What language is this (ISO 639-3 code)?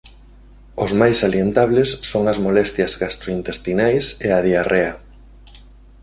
glg